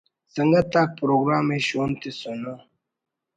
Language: Brahui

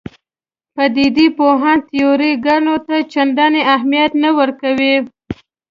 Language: Pashto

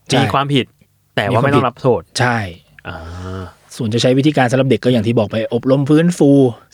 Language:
Thai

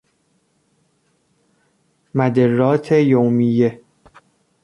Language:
Persian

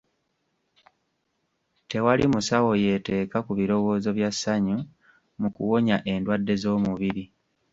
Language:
Ganda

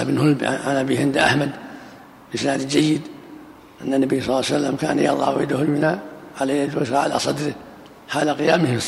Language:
Arabic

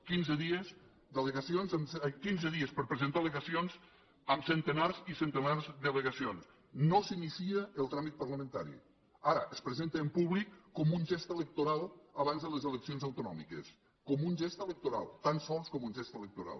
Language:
Catalan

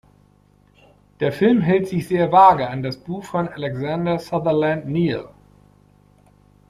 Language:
German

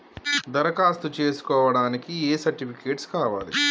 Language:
Telugu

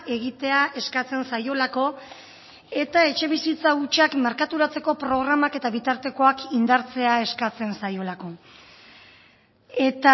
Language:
Basque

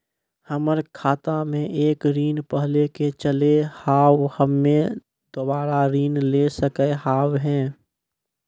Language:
Maithili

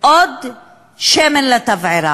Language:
Hebrew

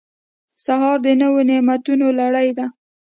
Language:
Pashto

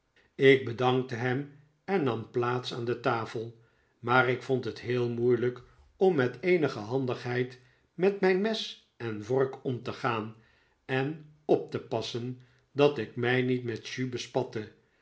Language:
Dutch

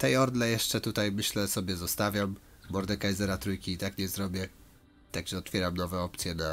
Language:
Polish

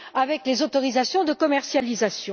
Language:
French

